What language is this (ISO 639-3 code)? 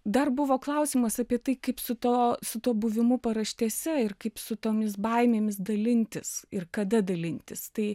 lit